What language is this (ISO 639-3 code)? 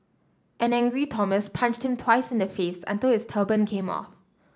eng